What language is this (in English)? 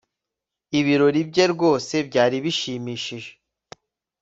Kinyarwanda